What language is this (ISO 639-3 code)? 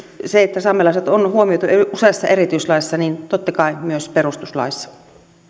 fin